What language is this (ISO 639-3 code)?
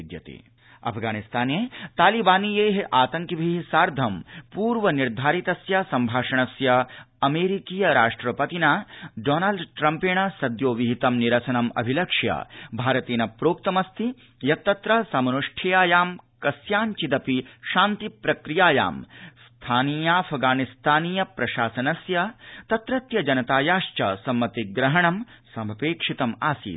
san